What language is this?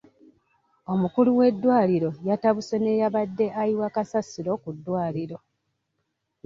Ganda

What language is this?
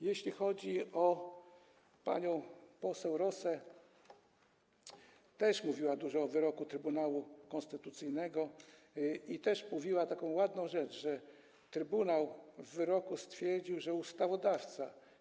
Polish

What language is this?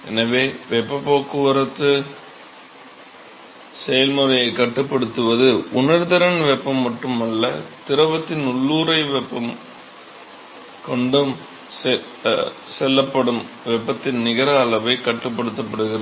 Tamil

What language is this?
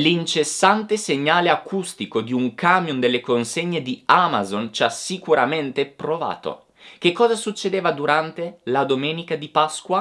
Italian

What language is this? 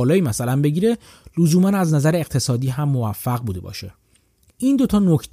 Persian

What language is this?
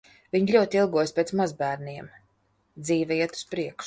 Latvian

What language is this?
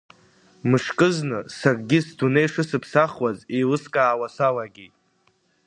Abkhazian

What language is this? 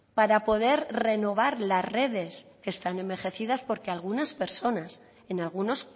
Spanish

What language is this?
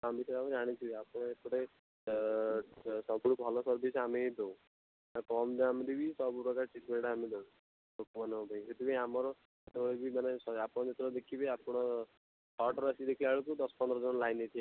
Odia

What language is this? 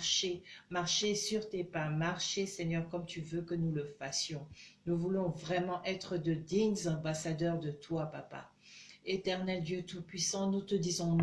French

